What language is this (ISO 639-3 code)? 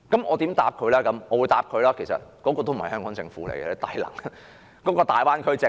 yue